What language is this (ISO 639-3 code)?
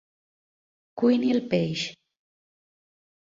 cat